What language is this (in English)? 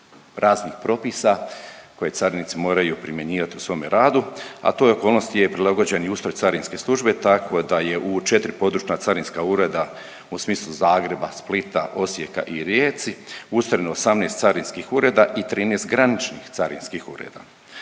Croatian